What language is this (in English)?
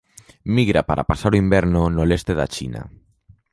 Galician